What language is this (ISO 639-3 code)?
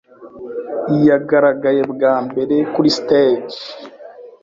kin